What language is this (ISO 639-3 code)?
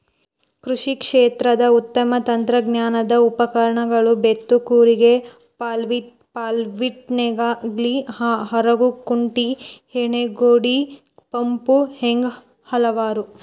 kan